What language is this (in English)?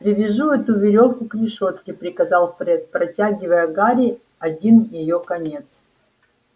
Russian